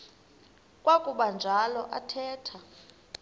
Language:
Xhosa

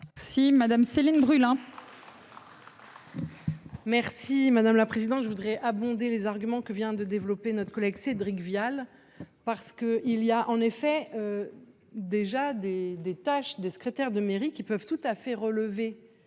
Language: French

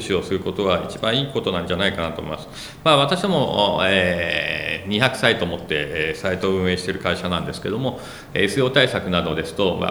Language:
Japanese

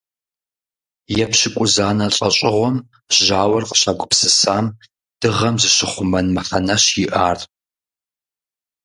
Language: Kabardian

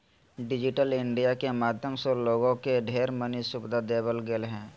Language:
Magahi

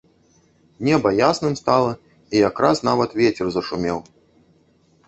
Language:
Belarusian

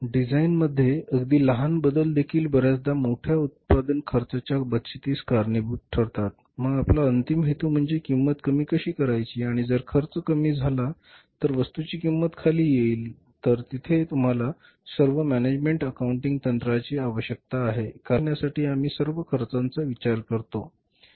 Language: Marathi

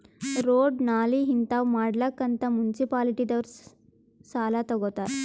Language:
Kannada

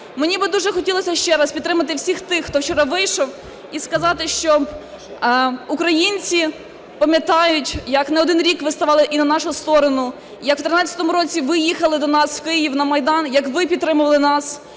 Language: Ukrainian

